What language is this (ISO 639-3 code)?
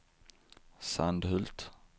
swe